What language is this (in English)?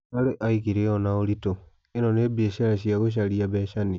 Kikuyu